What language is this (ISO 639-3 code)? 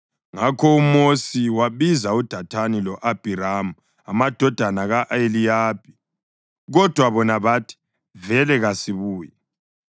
nde